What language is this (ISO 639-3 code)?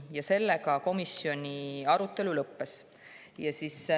est